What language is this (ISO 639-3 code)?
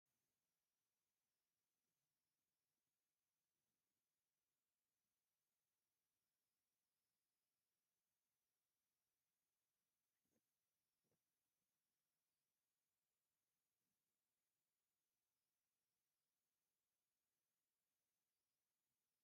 tir